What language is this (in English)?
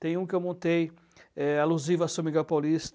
Portuguese